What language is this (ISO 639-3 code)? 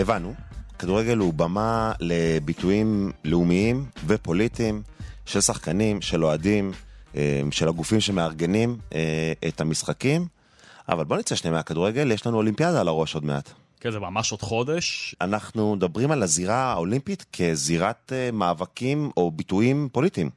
heb